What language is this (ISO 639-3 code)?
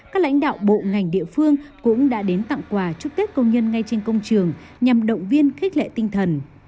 vie